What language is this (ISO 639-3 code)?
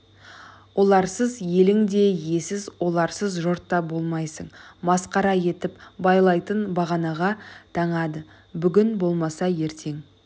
kaz